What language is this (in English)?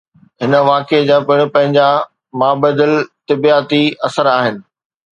Sindhi